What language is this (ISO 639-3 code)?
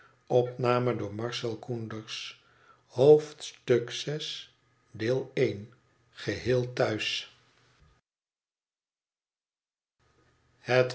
nld